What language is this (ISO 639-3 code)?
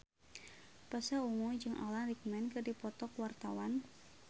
sun